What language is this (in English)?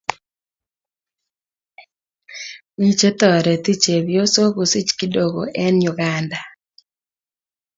Kalenjin